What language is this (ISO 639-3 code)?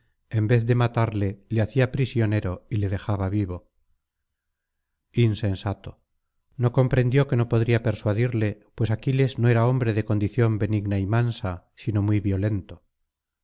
spa